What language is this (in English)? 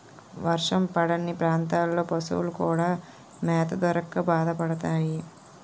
Telugu